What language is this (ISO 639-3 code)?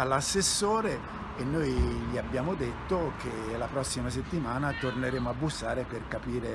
ita